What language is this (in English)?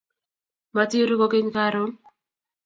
Kalenjin